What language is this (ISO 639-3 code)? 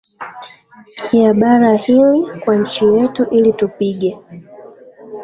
swa